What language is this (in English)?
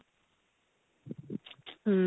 Punjabi